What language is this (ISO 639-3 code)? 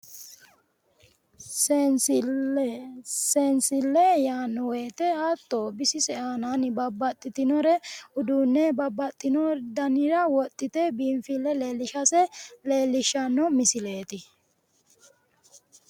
sid